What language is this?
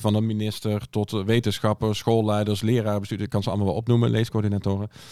Dutch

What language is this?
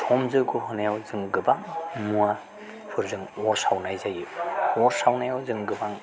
Bodo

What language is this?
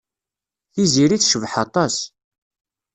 Kabyle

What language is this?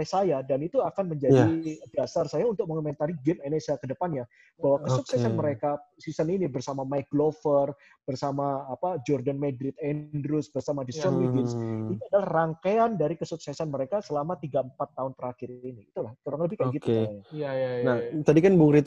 Indonesian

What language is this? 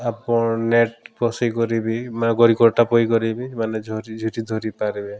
Odia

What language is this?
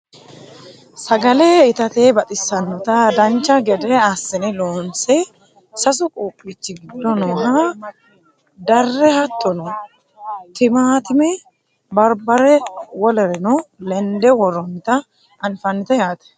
Sidamo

